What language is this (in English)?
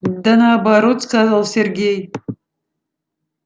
Russian